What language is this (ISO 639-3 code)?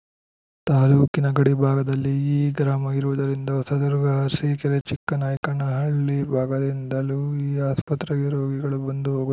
kan